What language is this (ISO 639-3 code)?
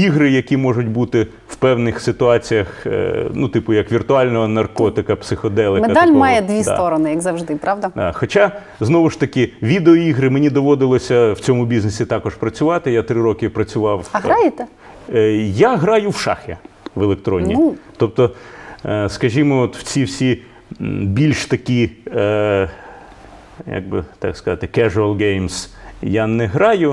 ukr